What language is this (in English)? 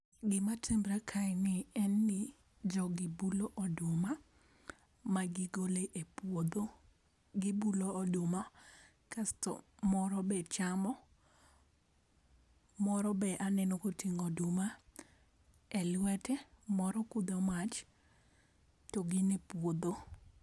Luo (Kenya and Tanzania)